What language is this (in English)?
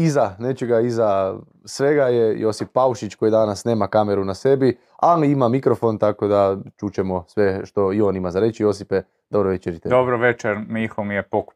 Croatian